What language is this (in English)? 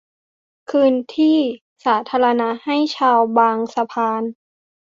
Thai